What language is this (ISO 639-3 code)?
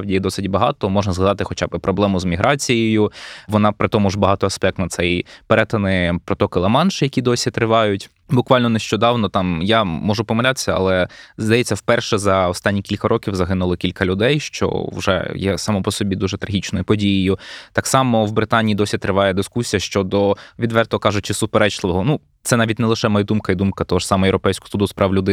ukr